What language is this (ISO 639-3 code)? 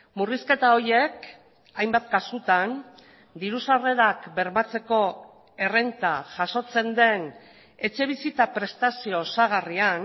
eus